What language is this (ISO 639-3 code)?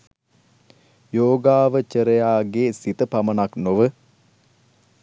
sin